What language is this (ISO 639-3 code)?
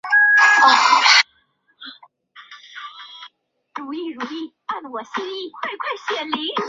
zho